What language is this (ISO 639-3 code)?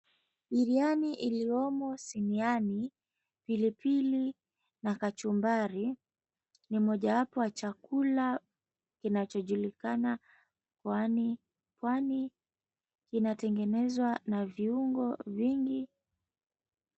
swa